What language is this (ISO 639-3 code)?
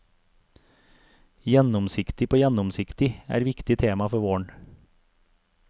nor